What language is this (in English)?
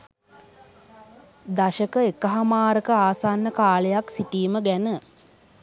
Sinhala